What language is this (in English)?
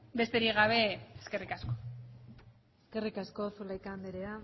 Basque